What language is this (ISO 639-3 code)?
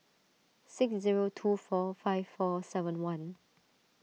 eng